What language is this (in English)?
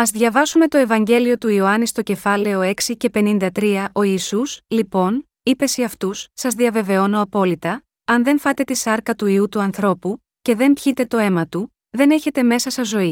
Greek